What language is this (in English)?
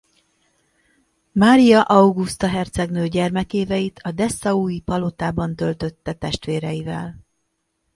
Hungarian